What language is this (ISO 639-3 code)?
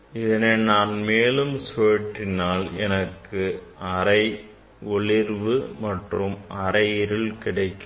tam